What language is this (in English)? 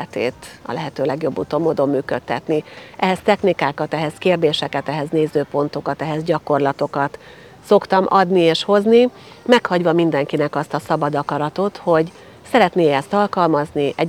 Hungarian